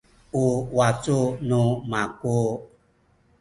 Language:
Sakizaya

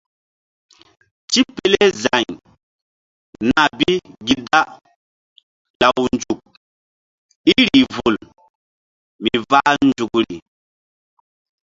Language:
Mbum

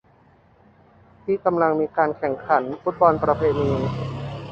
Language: Thai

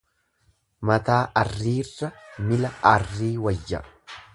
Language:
Oromo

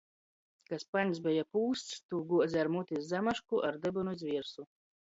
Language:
Latgalian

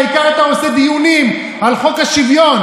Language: Hebrew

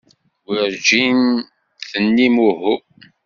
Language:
Kabyle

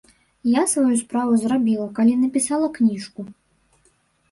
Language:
Belarusian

